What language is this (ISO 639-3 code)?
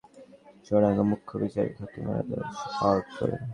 ben